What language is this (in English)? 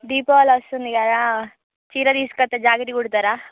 Telugu